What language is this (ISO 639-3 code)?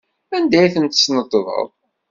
kab